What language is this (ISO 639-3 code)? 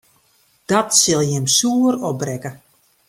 fry